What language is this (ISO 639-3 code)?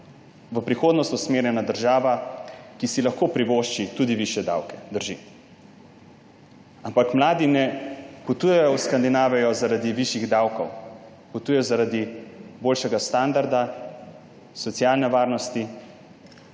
slv